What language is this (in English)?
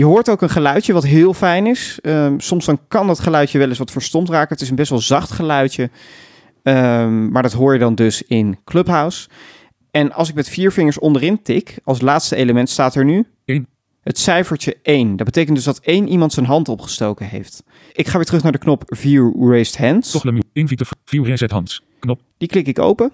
Dutch